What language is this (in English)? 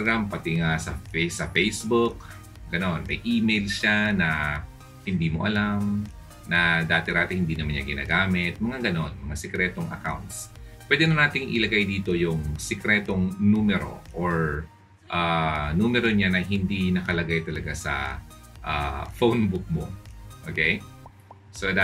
Filipino